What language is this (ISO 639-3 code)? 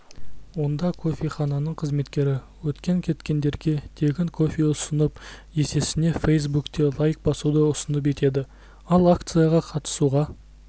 kaz